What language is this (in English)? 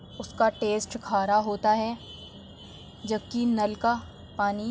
Urdu